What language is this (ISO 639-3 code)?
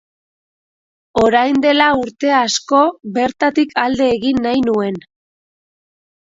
eus